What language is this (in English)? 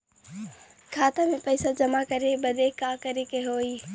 Bhojpuri